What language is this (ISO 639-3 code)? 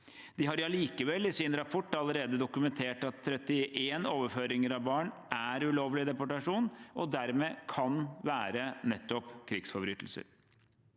nor